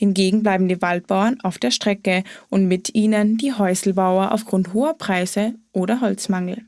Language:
German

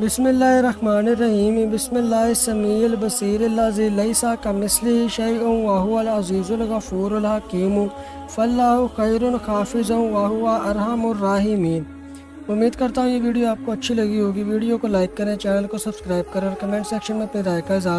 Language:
Arabic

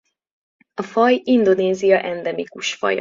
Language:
Hungarian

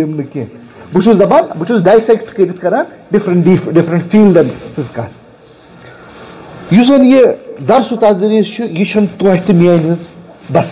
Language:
Romanian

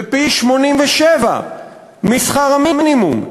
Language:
Hebrew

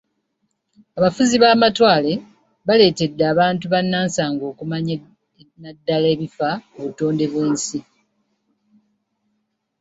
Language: Ganda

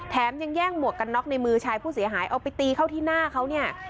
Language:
Thai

